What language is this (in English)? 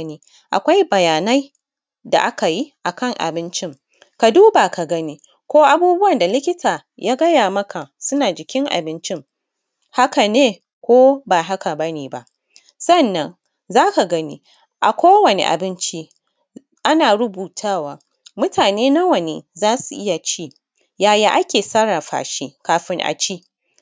Hausa